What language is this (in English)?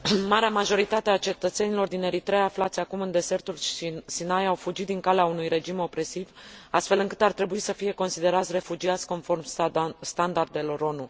Romanian